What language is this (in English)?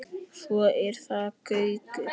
Icelandic